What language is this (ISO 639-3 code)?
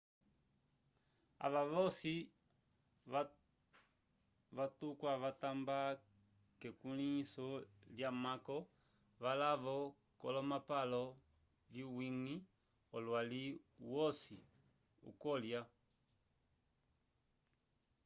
umb